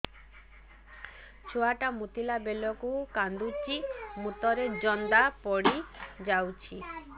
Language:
Odia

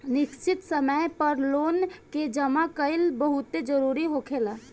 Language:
Bhojpuri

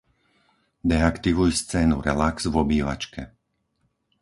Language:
Slovak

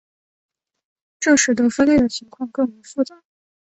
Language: Chinese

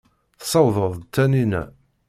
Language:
Kabyle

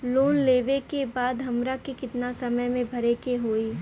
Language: Bhojpuri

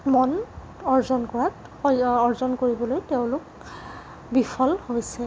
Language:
Assamese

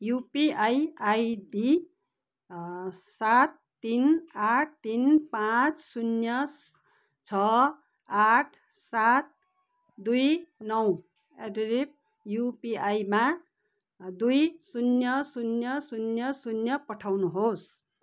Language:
Nepali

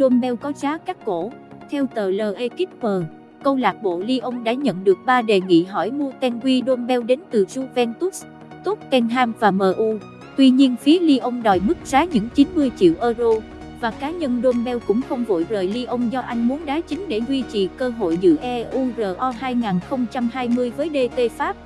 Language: Vietnamese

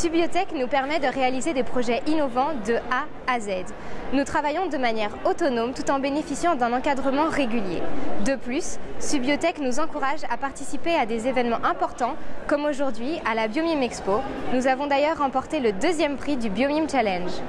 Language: French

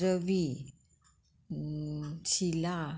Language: Konkani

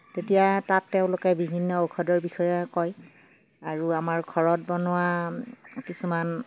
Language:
Assamese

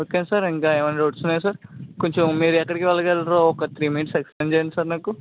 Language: Telugu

